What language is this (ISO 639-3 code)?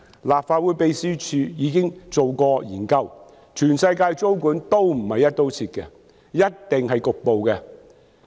yue